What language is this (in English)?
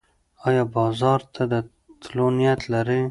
Pashto